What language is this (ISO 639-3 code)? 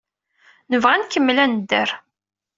kab